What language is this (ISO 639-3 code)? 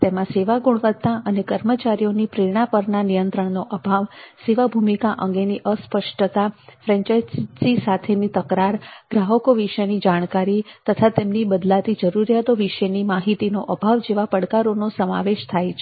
guj